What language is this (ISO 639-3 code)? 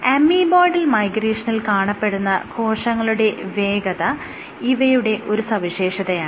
mal